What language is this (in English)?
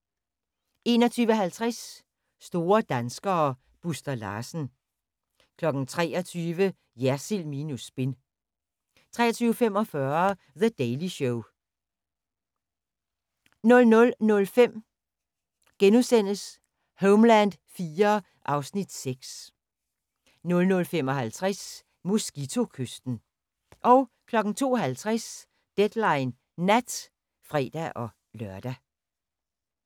Danish